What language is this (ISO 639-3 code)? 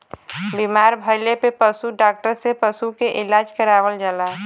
bho